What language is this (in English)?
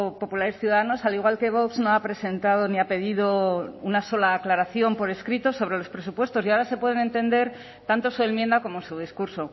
Spanish